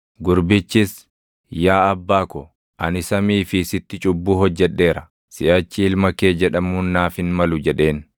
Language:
Oromo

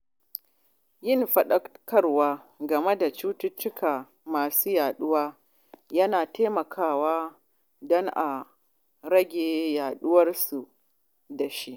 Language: Hausa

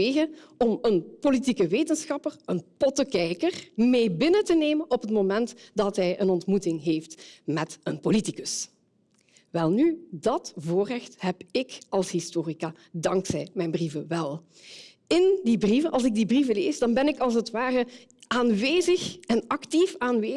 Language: Dutch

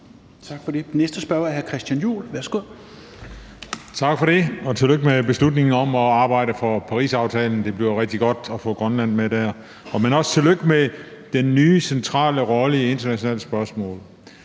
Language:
Danish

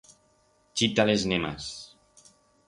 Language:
Aragonese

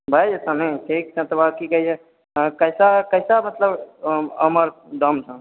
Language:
Maithili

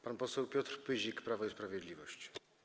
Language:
Polish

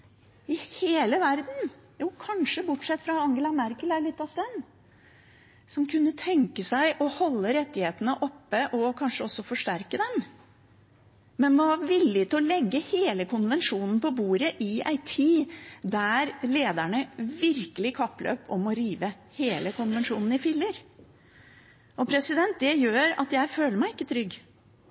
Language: Norwegian Bokmål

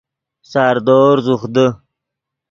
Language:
Yidgha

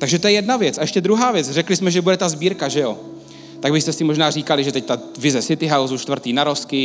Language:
Czech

